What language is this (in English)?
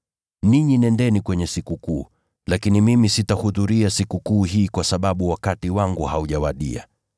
Swahili